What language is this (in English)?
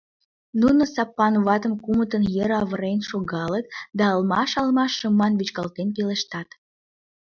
Mari